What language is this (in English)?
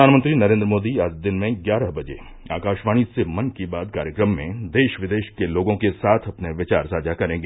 Hindi